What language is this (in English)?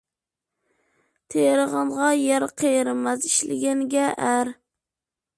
Uyghur